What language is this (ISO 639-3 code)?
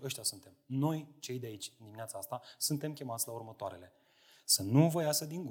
ron